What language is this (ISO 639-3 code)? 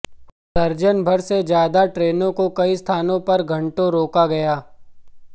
hin